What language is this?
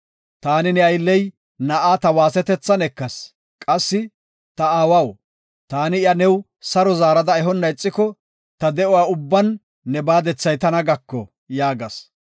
Gofa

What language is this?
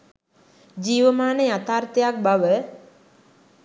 Sinhala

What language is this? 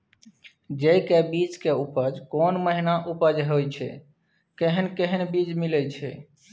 Maithili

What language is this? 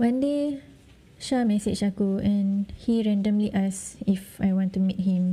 Malay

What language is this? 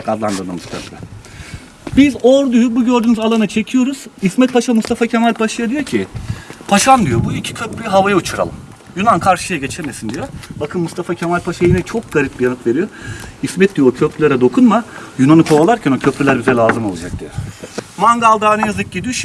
Turkish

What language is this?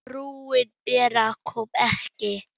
Icelandic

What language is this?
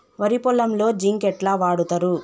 Telugu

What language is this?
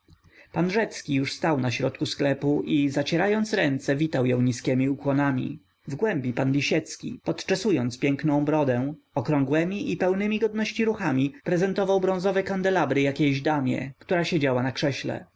Polish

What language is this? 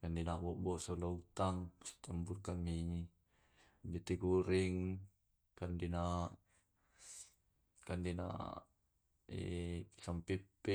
Tae'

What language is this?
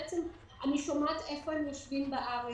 Hebrew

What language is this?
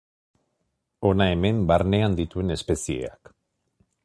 Basque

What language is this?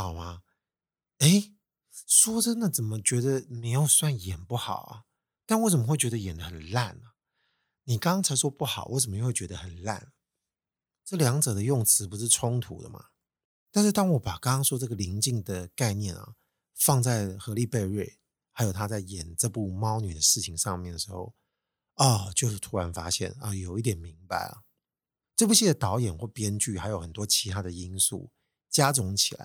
Chinese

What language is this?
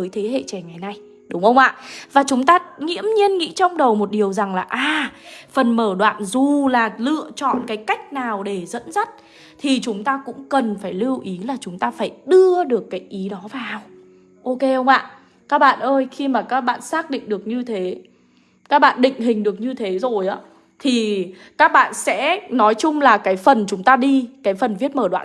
Vietnamese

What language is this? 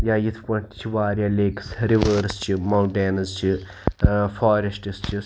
Kashmiri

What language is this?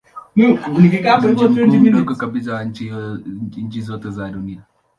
Swahili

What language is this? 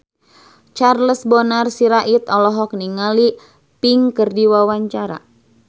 Sundanese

